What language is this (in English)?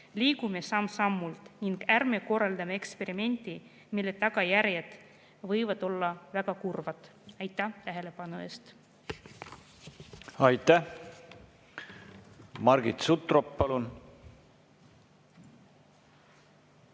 Estonian